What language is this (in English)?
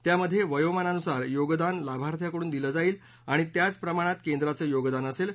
Marathi